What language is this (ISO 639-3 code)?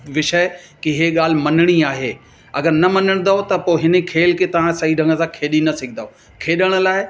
snd